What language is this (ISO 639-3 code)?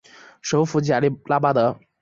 zho